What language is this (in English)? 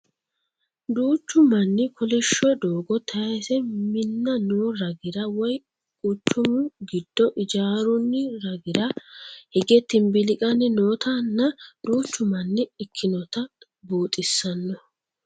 Sidamo